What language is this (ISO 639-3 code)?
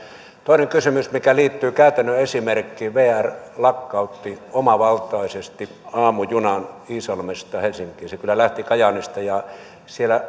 fin